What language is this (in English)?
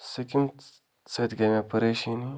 Kashmiri